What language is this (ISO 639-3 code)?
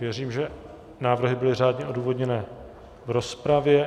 ces